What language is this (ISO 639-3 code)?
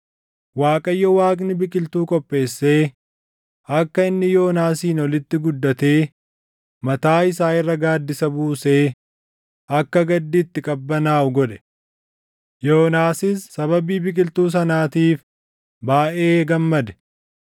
orm